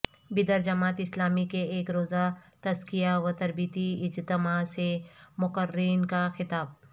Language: Urdu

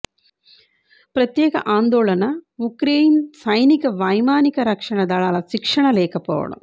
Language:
Telugu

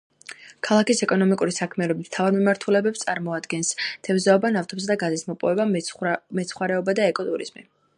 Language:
Georgian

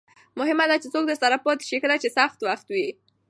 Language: Pashto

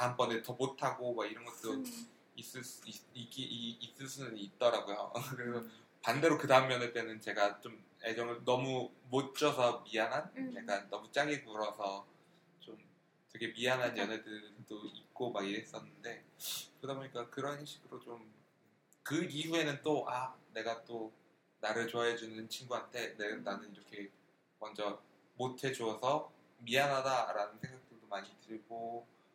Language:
Korean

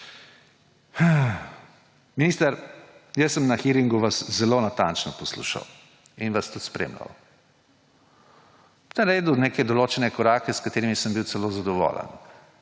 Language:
Slovenian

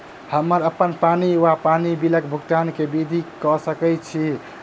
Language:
Maithili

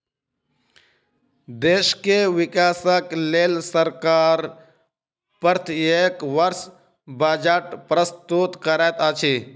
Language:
Maithili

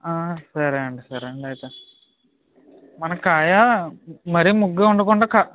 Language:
Telugu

